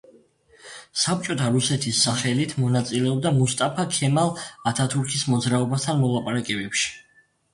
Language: Georgian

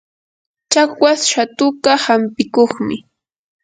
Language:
Yanahuanca Pasco Quechua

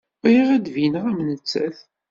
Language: Kabyle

